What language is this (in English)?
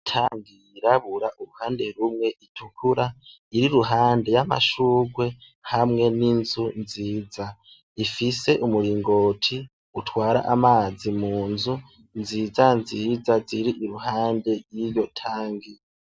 Rundi